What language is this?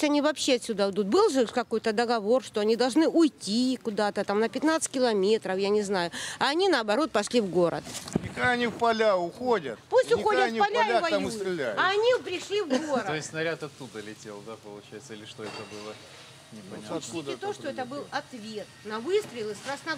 Russian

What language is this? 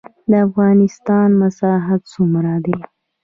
Pashto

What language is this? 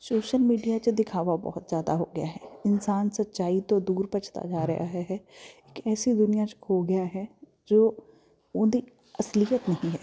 Punjabi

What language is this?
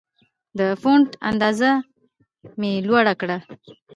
Pashto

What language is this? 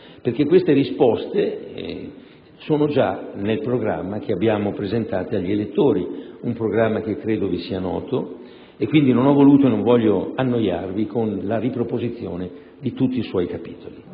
Italian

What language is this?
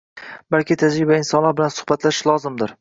Uzbek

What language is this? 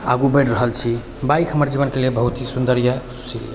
Maithili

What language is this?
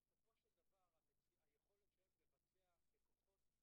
Hebrew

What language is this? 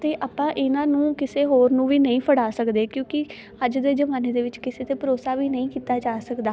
Punjabi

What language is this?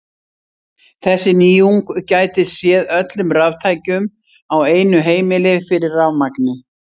Icelandic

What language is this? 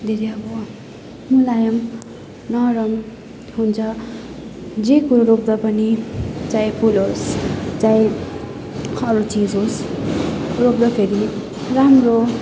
Nepali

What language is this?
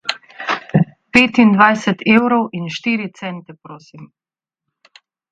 Slovenian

